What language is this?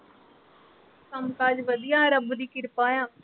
Punjabi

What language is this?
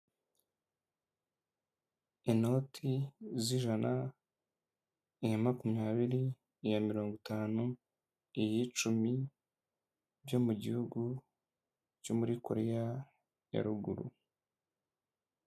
Kinyarwanda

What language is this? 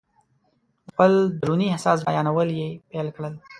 Pashto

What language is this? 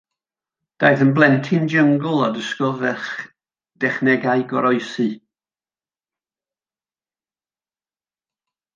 Welsh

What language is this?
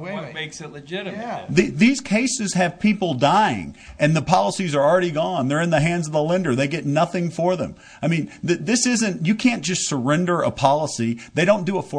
English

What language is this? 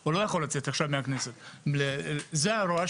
Hebrew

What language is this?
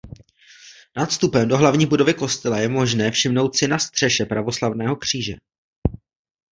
Czech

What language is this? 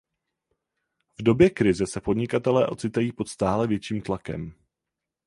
Czech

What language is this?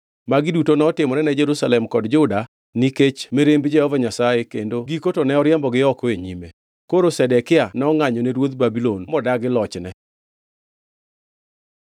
Luo (Kenya and Tanzania)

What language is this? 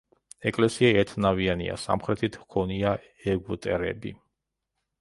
Georgian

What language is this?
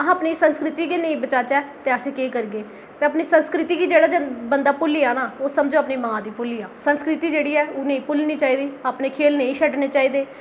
Dogri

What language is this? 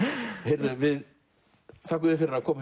Icelandic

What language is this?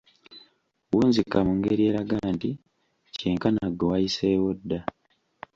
Ganda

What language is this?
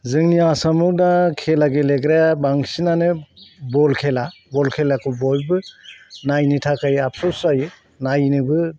Bodo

